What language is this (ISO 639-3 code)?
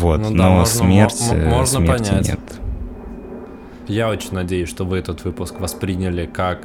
rus